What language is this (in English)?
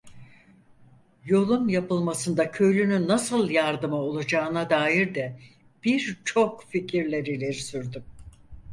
Turkish